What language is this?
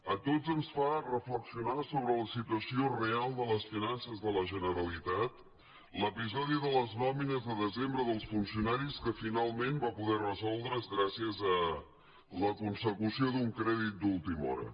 Catalan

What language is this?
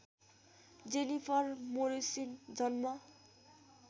Nepali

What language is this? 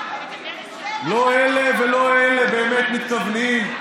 Hebrew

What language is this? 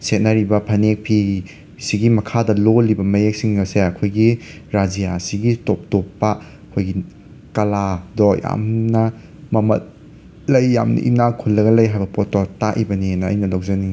Manipuri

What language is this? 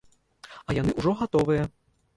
Belarusian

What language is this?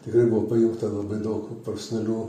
Lithuanian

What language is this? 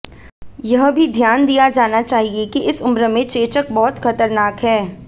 Hindi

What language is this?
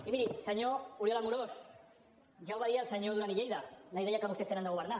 Catalan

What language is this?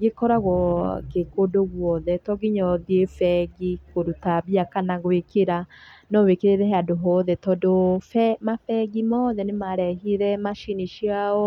Kikuyu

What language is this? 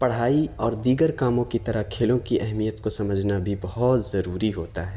Urdu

